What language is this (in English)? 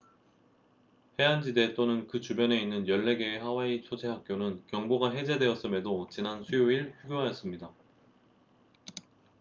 Korean